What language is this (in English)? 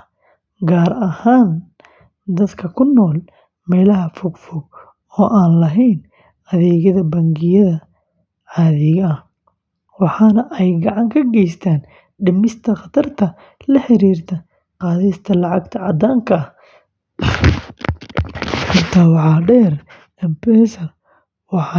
Somali